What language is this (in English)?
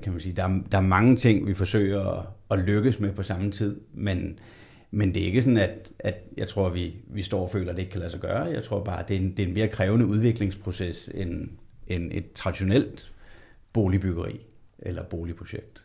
Danish